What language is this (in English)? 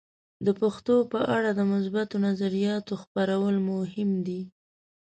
Pashto